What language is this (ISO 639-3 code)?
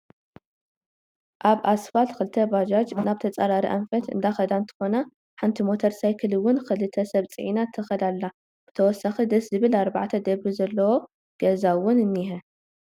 tir